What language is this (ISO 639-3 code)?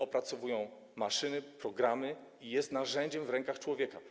pol